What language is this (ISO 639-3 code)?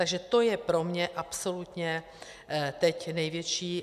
ces